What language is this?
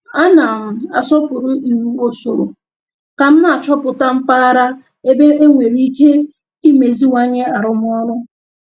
Igbo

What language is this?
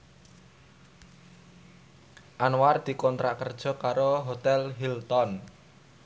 Javanese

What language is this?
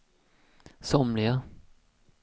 Swedish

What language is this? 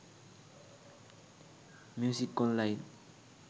Sinhala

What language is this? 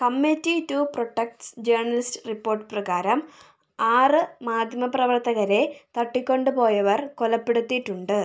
Malayalam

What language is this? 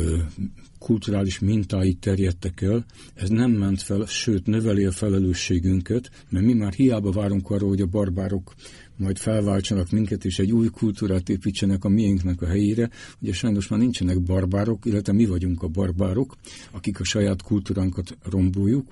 Hungarian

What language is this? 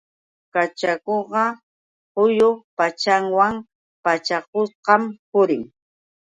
Yauyos Quechua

